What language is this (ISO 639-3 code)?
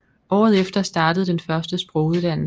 dan